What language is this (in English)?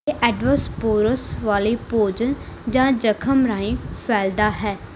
Punjabi